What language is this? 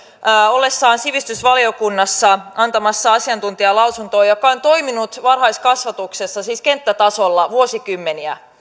Finnish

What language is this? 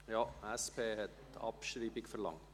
Swiss German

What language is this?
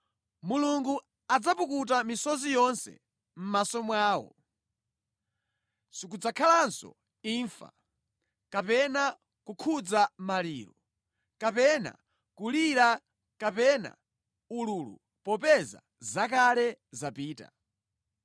Nyanja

